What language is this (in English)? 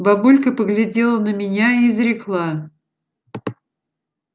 Russian